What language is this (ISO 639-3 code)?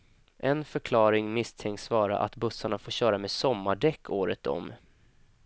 swe